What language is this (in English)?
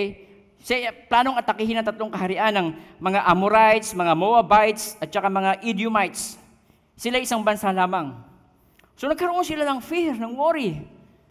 Filipino